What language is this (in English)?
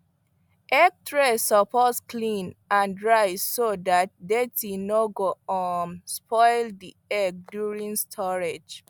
Nigerian Pidgin